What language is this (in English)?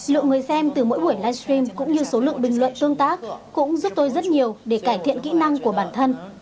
Vietnamese